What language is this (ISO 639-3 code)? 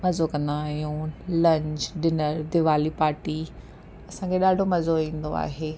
snd